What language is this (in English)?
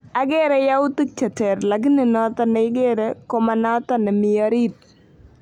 Kalenjin